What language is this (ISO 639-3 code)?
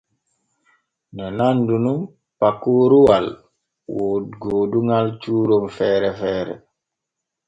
fue